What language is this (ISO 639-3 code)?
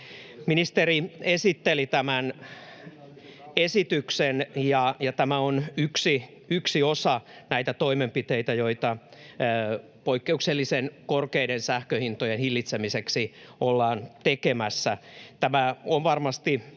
fin